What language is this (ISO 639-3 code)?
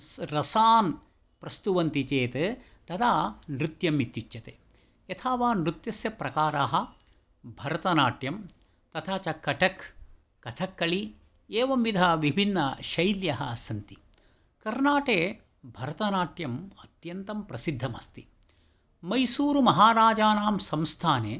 san